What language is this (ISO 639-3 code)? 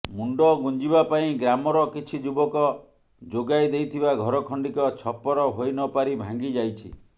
ori